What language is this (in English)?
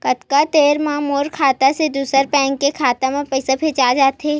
Chhattisgarhi